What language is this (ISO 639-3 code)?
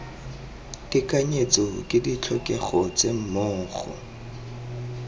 tsn